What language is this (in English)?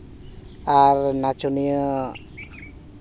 Santali